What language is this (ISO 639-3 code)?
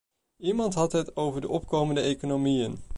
nld